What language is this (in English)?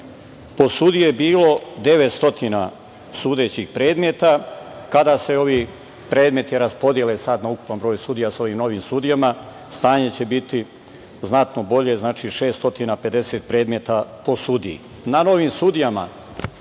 Serbian